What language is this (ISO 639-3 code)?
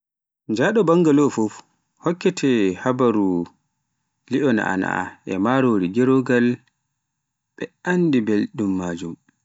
fuf